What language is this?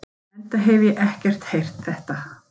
Icelandic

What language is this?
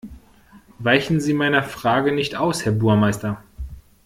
German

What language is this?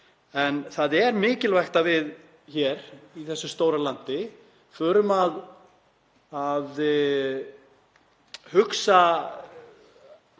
Icelandic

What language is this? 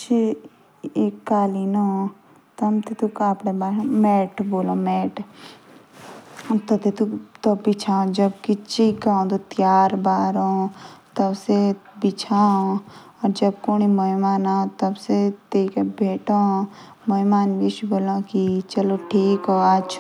Jaunsari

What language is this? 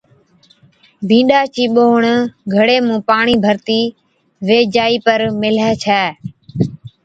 Od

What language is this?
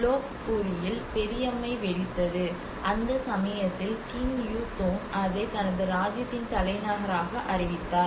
Tamil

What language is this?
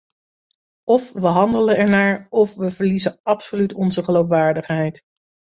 Dutch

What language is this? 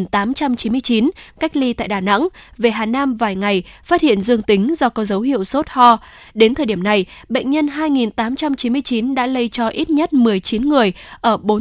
Vietnamese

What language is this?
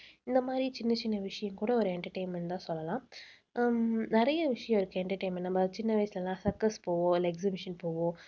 Tamil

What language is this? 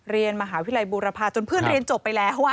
Thai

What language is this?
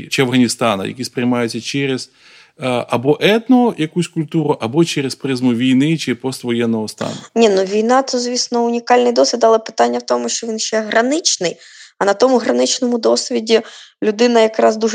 Ukrainian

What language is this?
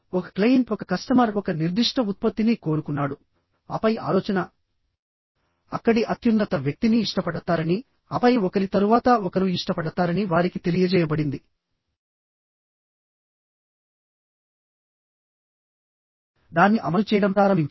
Telugu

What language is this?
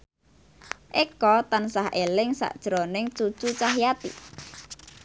Javanese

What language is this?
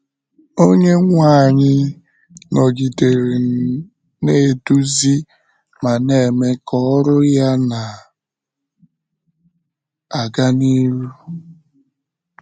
Igbo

